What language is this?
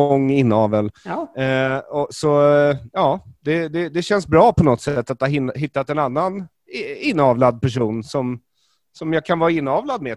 Swedish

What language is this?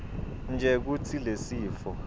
Swati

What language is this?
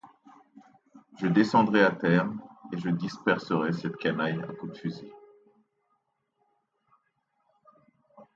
French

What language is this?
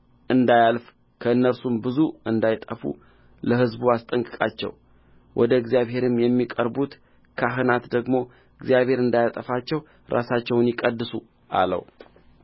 Amharic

